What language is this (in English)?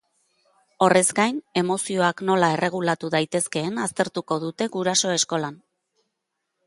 Basque